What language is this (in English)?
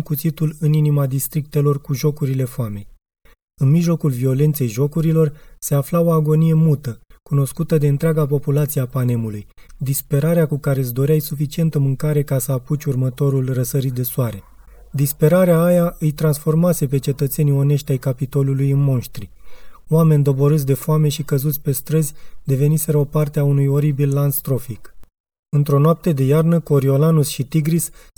Romanian